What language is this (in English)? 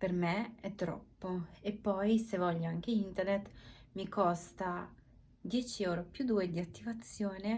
Italian